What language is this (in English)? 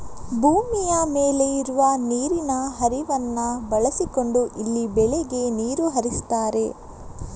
Kannada